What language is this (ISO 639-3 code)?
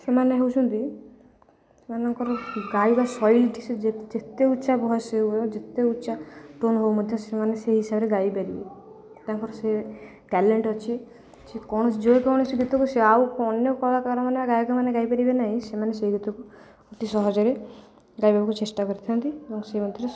ori